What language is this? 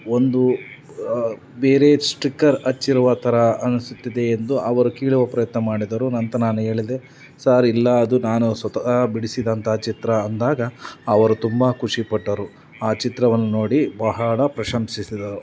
Kannada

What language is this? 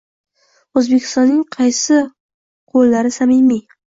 Uzbek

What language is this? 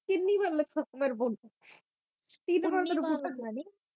Punjabi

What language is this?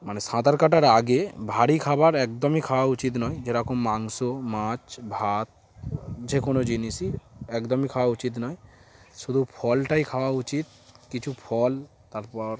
Bangla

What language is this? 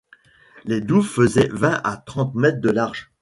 French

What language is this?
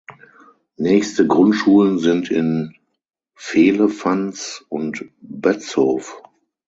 German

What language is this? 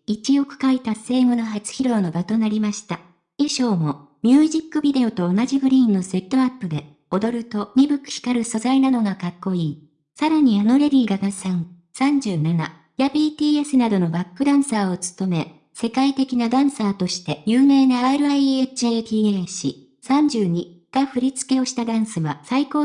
Japanese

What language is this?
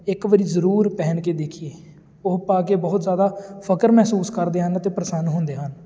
Punjabi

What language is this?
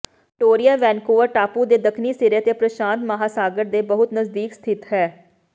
Punjabi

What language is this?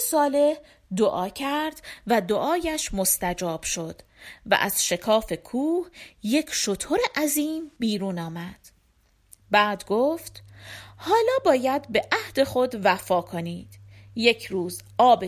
Persian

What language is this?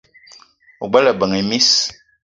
Eton (Cameroon)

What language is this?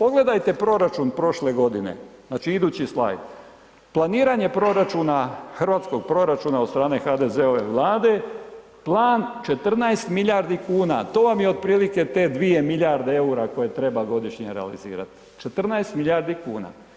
Croatian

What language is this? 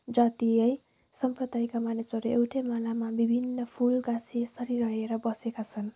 Nepali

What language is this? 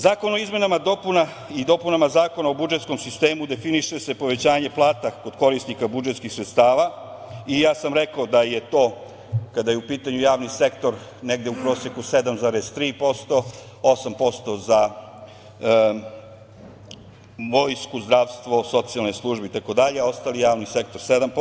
Serbian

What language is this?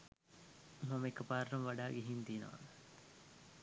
Sinhala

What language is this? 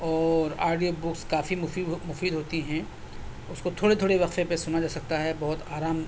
Urdu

